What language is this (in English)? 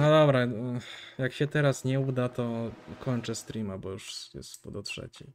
Polish